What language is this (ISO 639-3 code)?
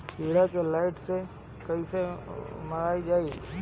bho